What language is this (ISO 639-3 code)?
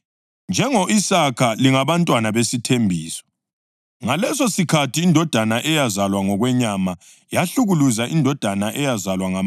nde